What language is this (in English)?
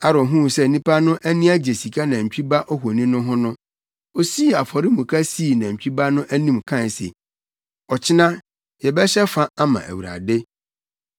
Akan